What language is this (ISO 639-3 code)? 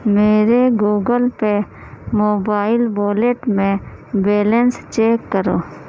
urd